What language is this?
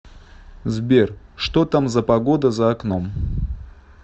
Russian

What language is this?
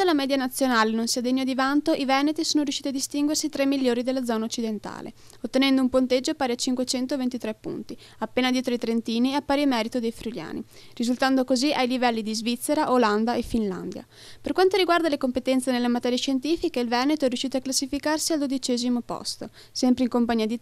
Italian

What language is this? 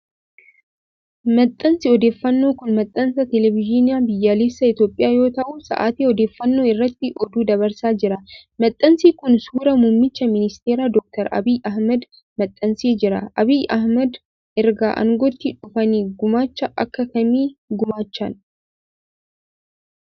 Oromo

